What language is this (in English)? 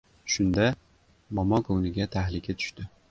Uzbek